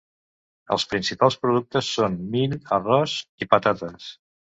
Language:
Catalan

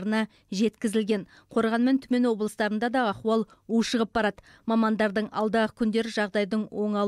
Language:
Russian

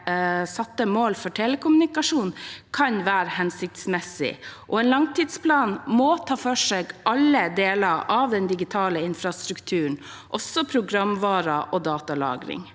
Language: Norwegian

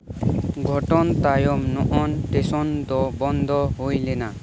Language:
Santali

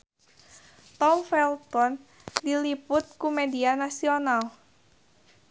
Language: Sundanese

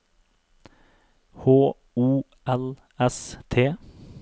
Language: Norwegian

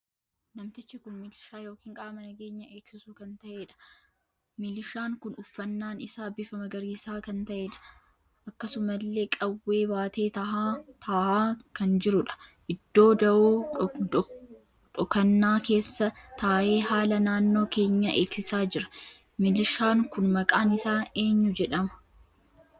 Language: Oromo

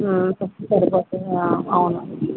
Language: Telugu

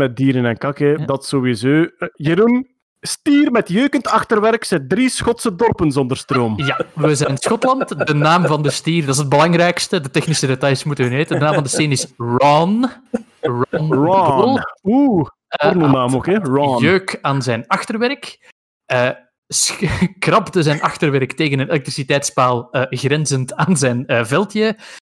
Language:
Dutch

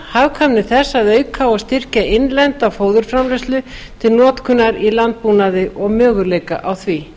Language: Icelandic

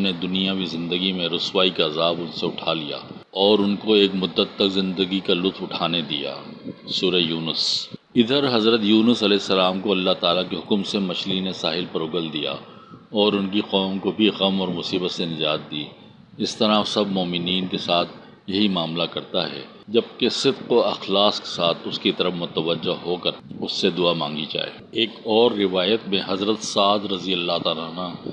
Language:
Urdu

